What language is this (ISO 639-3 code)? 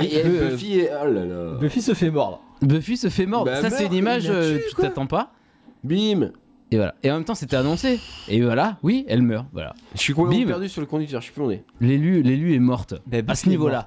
fra